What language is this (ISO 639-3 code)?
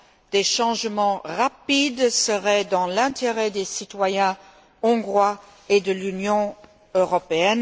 fra